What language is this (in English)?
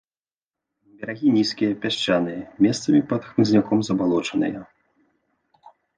Belarusian